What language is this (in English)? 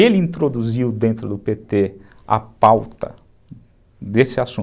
Portuguese